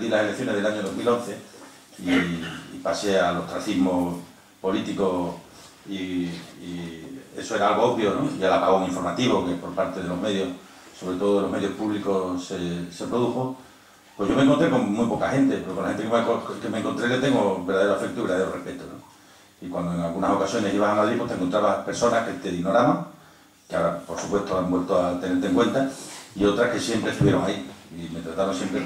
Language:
Spanish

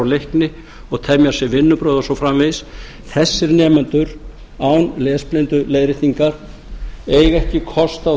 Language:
Icelandic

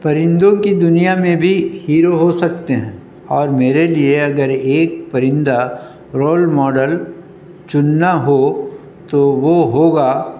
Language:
Urdu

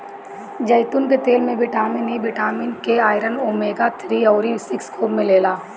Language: Bhojpuri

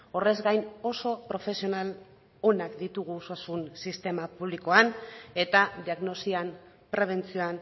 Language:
Basque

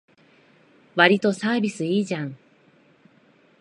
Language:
Japanese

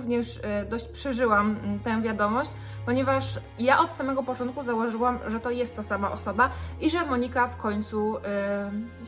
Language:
Polish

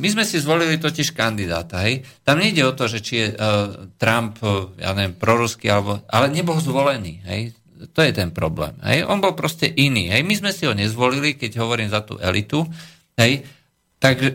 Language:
Slovak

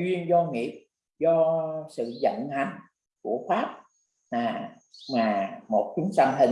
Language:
Vietnamese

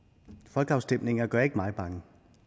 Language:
Danish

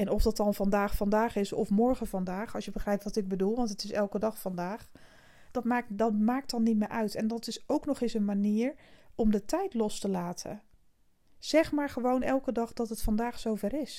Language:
Dutch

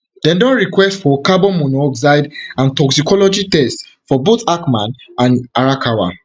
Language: Nigerian Pidgin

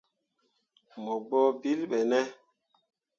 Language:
Mundang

